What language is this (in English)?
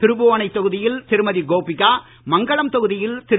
Tamil